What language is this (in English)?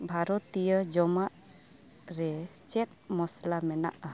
Santali